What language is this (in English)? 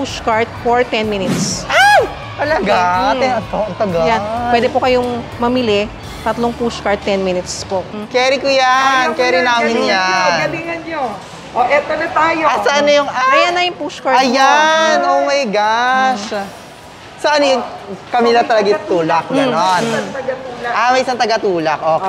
Filipino